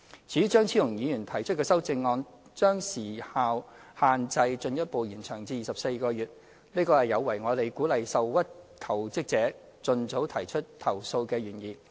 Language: Cantonese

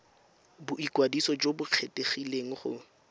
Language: Tswana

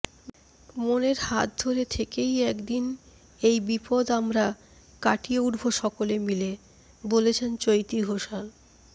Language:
Bangla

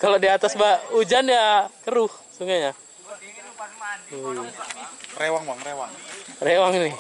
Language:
Indonesian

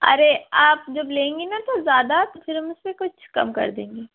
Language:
Urdu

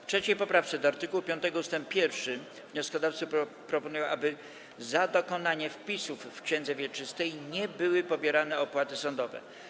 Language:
Polish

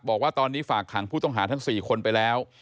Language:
Thai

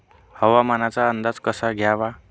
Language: Marathi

